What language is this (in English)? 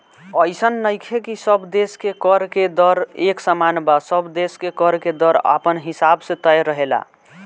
Bhojpuri